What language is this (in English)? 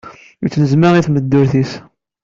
Kabyle